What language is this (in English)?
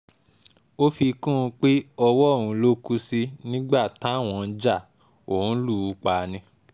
Yoruba